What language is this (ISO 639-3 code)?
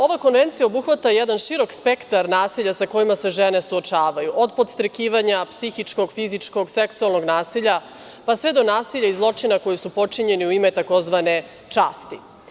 srp